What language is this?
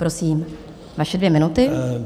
Czech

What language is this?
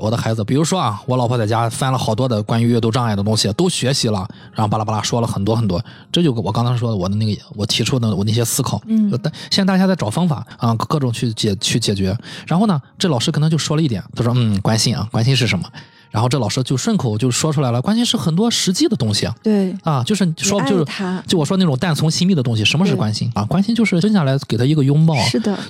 Chinese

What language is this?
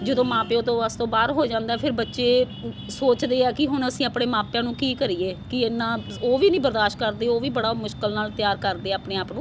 Punjabi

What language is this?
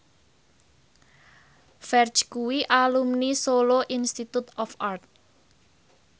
Javanese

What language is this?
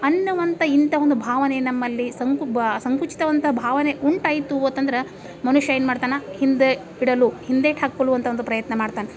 Kannada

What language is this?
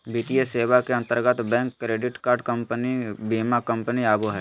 Magahi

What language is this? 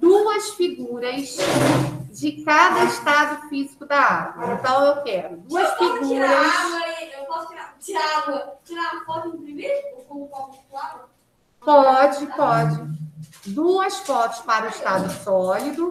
Portuguese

